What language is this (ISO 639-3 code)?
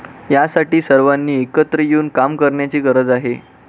mar